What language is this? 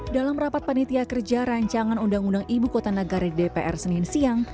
Indonesian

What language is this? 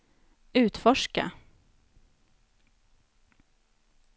Swedish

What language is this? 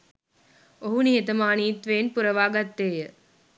Sinhala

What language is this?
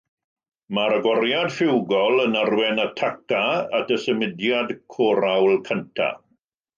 Welsh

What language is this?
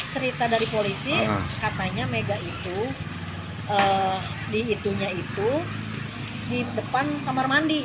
Indonesian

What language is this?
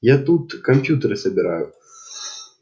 Russian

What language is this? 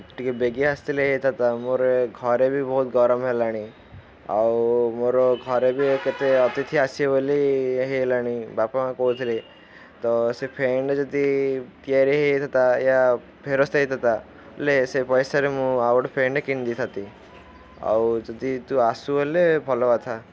Odia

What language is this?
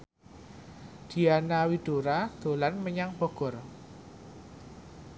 Javanese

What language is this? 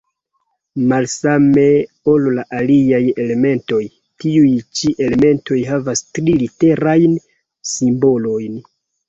Esperanto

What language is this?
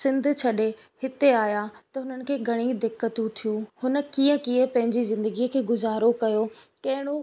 Sindhi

